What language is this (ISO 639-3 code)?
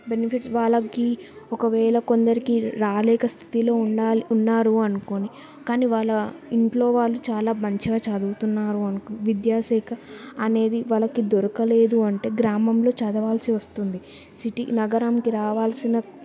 tel